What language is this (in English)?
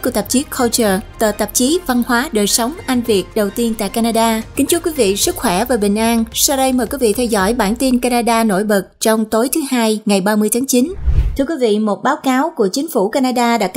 Vietnamese